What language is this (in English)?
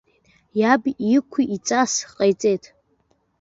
Abkhazian